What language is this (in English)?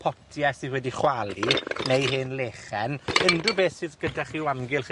Welsh